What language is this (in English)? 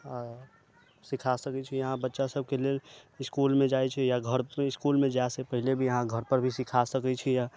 Maithili